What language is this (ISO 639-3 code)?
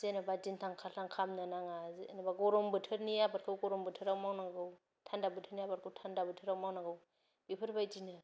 brx